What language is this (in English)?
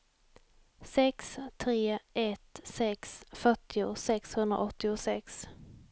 Swedish